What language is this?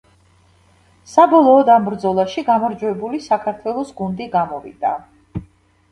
Georgian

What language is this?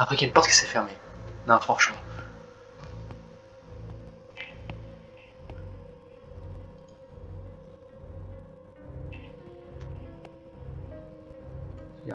French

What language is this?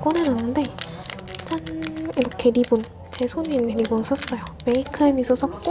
Korean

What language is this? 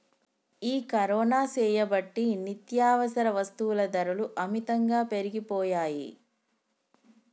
Telugu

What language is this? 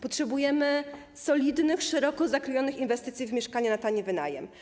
Polish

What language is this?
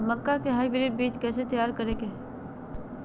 Magahi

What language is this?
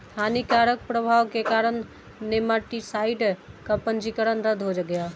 Hindi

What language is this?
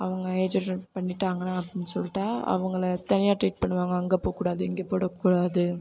Tamil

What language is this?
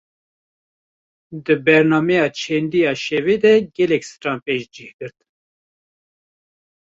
Kurdish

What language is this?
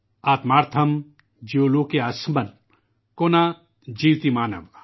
Urdu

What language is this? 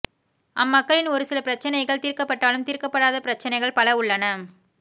Tamil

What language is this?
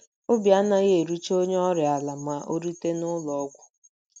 Igbo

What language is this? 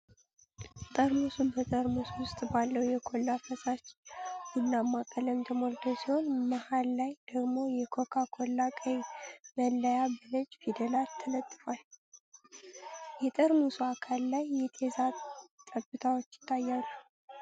Amharic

